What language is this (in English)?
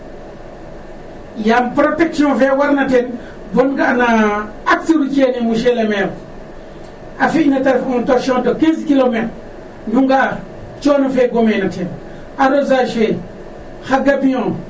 Serer